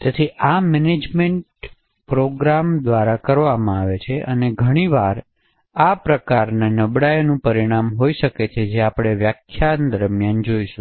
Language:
Gujarati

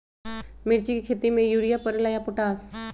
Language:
Magahi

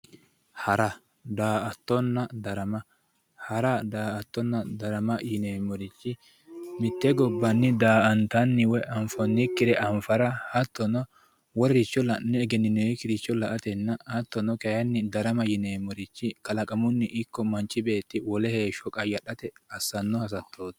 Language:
Sidamo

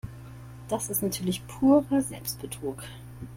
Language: German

